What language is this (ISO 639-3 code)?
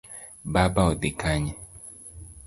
luo